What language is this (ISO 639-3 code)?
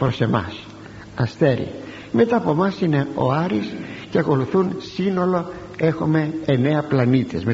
ell